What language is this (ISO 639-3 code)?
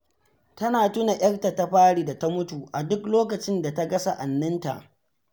hau